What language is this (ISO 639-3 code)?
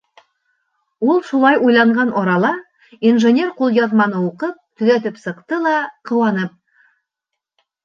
bak